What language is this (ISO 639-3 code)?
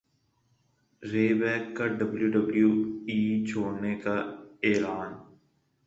urd